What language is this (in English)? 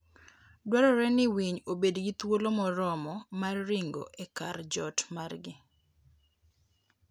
Luo (Kenya and Tanzania)